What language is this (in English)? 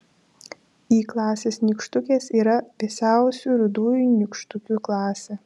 Lithuanian